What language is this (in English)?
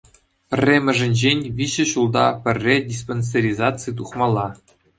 Chuvash